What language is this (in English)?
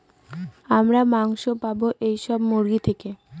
Bangla